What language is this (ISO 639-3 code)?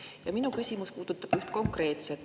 est